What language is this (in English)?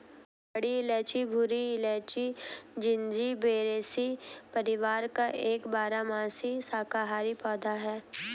Hindi